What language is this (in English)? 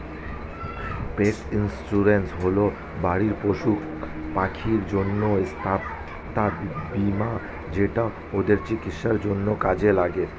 Bangla